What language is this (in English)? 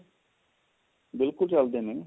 Punjabi